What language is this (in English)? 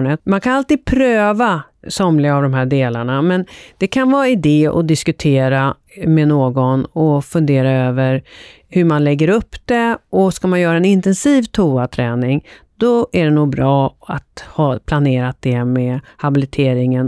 Swedish